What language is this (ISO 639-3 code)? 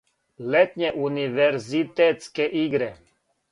srp